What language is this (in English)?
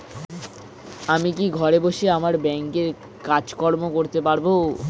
Bangla